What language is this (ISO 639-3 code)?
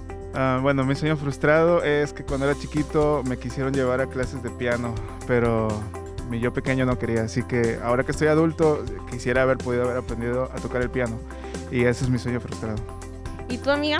spa